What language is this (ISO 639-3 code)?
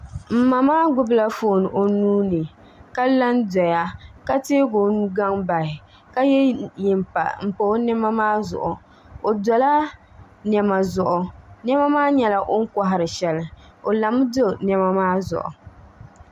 dag